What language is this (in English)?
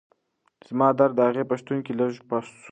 Pashto